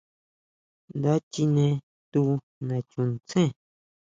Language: Huautla Mazatec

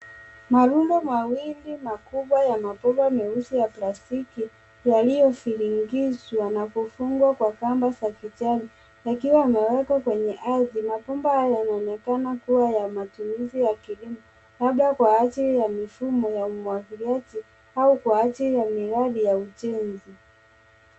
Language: Swahili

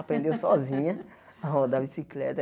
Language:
Portuguese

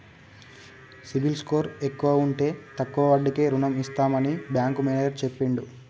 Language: Telugu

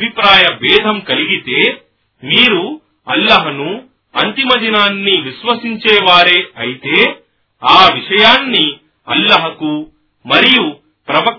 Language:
Telugu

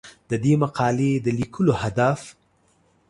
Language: Pashto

